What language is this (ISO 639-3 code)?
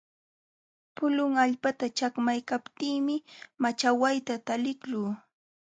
qxw